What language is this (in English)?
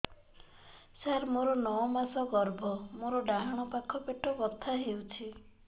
Odia